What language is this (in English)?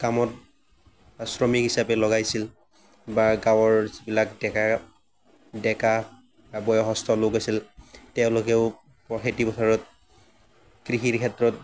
Assamese